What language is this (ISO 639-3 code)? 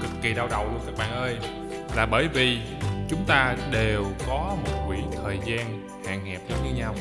vie